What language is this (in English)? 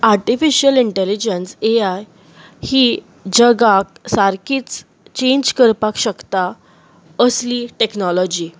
Konkani